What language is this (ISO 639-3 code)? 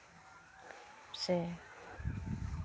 sat